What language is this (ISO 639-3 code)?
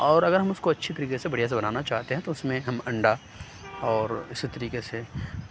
urd